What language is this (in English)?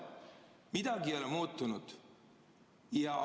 Estonian